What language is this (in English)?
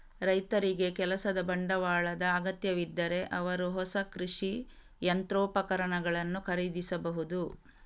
Kannada